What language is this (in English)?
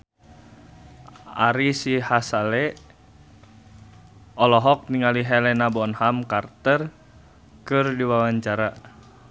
Sundanese